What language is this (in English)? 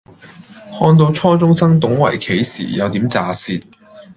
Cantonese